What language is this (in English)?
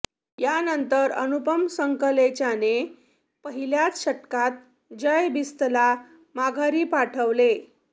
Marathi